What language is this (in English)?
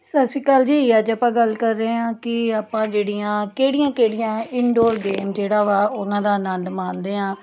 Punjabi